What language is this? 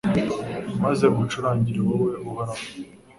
Kinyarwanda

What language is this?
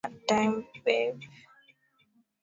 Swahili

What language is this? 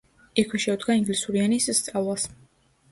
Georgian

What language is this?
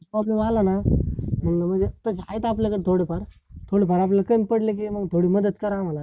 Marathi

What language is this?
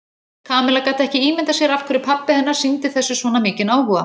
Icelandic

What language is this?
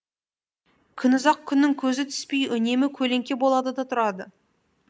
Kazakh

